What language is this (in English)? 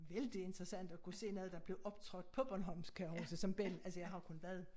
Danish